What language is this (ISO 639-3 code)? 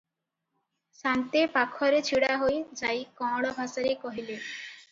ori